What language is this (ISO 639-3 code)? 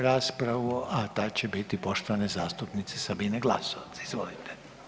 hrv